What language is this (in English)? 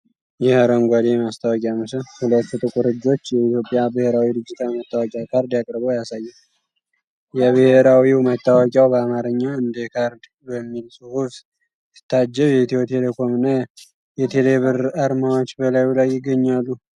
Amharic